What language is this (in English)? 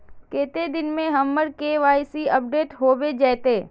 Magahi